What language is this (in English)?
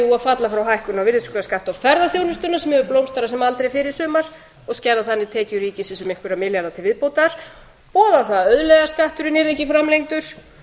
Icelandic